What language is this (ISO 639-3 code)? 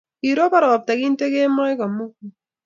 kln